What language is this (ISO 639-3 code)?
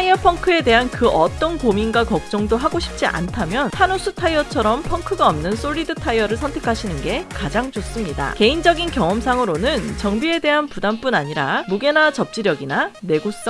kor